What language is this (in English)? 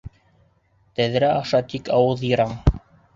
Bashkir